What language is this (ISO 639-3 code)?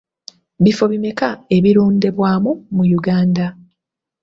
lug